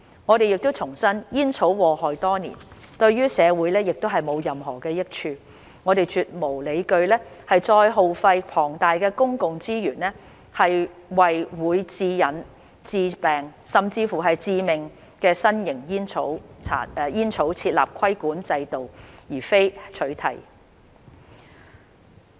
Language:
Cantonese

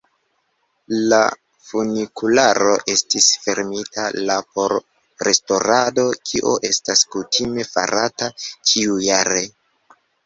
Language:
Esperanto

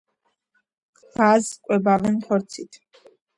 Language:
Georgian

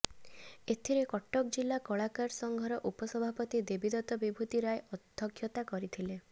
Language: Odia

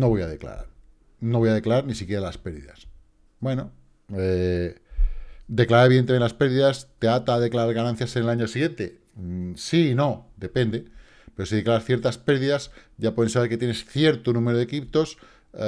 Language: Spanish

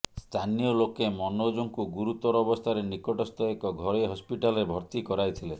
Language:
Odia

